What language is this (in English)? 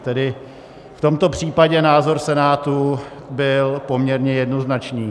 Czech